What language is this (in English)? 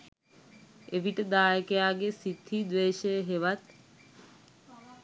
Sinhala